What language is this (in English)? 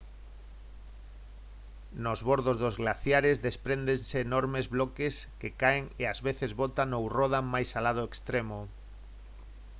Galician